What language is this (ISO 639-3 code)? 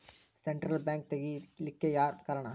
kan